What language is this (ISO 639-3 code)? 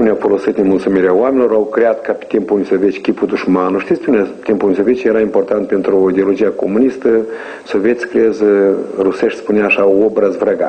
ron